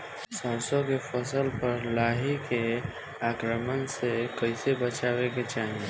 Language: Bhojpuri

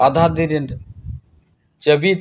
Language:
Santali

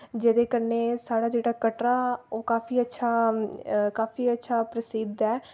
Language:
Dogri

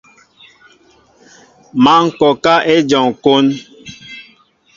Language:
Mbo (Cameroon)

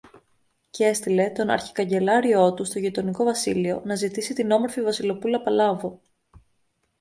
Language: Greek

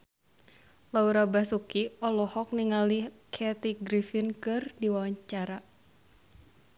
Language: Sundanese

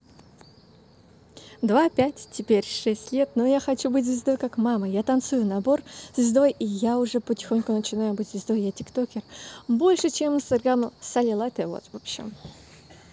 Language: Russian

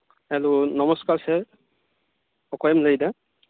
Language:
Santali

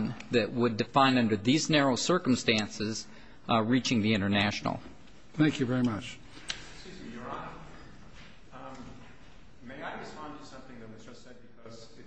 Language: English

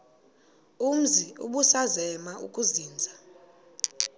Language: Xhosa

